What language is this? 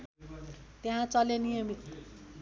Nepali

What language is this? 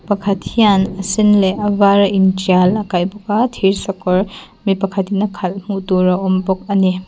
Mizo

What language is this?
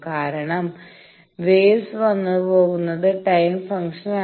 Malayalam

